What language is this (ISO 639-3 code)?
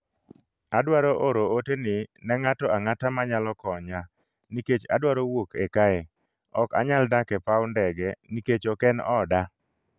luo